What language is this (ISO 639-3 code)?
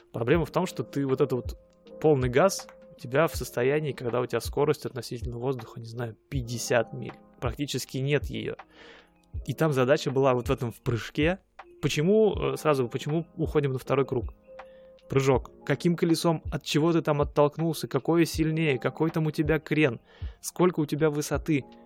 rus